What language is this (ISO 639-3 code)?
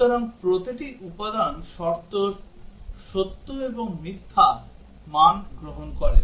ben